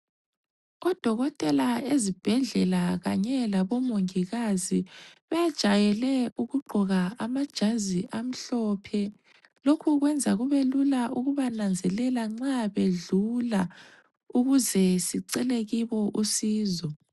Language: North Ndebele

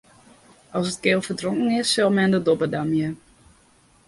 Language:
Western Frisian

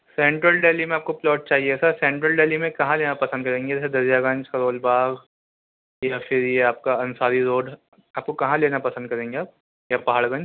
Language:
Urdu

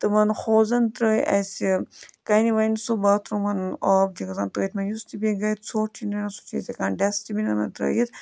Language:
Kashmiri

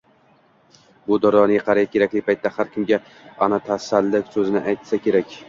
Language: Uzbek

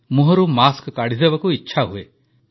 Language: Odia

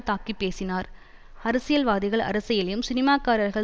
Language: Tamil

